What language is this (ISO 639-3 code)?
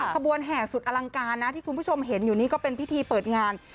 tha